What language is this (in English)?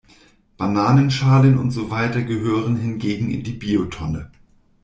German